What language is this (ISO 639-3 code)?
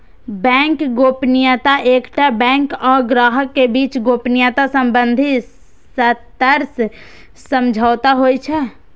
mai